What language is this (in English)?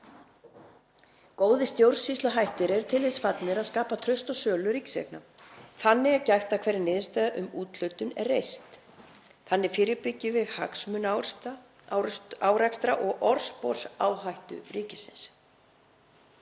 Icelandic